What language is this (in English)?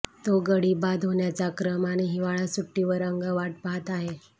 Marathi